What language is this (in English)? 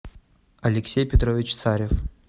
Russian